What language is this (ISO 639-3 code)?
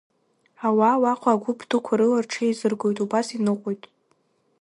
abk